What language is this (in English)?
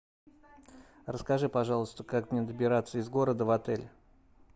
Russian